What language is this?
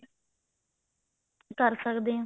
Punjabi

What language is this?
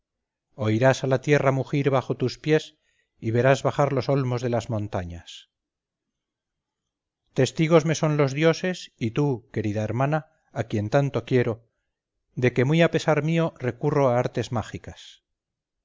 Spanish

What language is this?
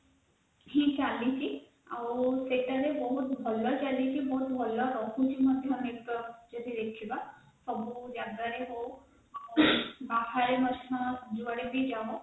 Odia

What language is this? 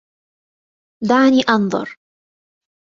Arabic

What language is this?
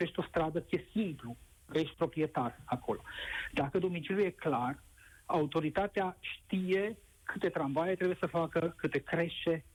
Romanian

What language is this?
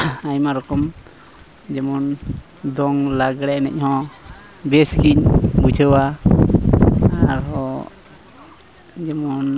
Santali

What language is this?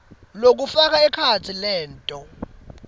Swati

